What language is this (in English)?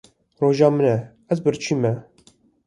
Kurdish